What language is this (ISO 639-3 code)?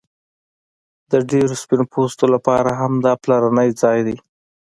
pus